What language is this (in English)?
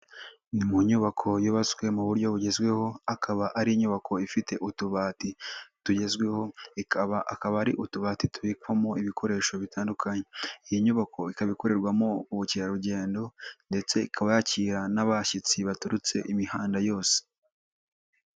Kinyarwanda